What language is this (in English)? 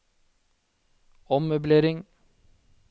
Norwegian